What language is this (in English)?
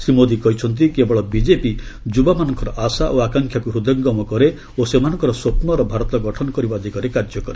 Odia